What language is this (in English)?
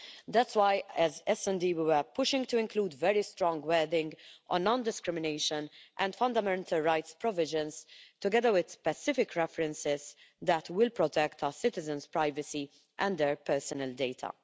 English